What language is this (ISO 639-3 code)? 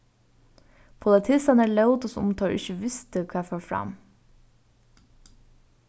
fao